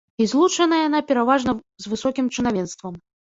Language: Belarusian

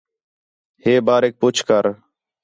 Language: Khetrani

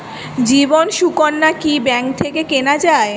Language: Bangla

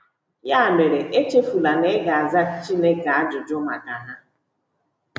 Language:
Igbo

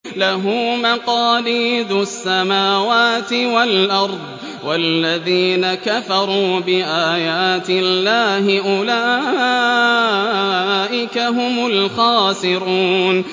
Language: Arabic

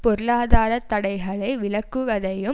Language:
Tamil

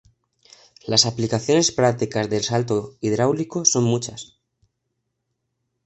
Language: Spanish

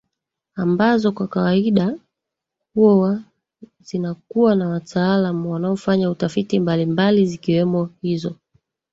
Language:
Swahili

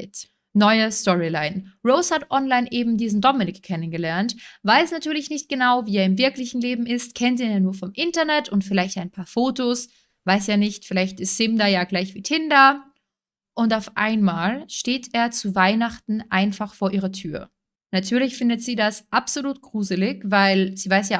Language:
German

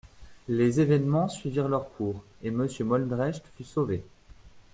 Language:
French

